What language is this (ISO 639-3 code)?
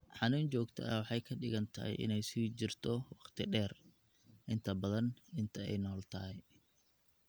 som